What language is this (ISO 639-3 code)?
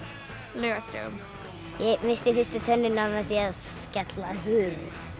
isl